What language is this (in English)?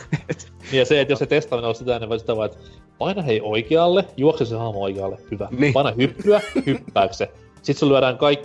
Finnish